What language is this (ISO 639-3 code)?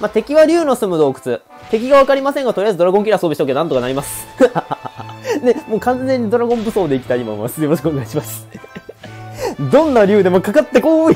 jpn